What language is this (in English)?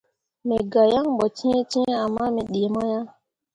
Mundang